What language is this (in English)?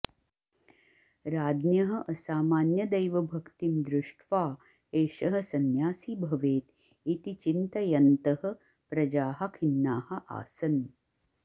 Sanskrit